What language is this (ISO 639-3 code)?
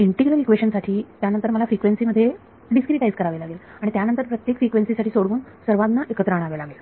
mar